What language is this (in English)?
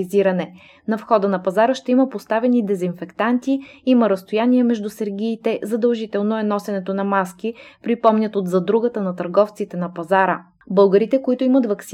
Bulgarian